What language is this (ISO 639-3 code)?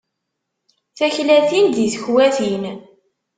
kab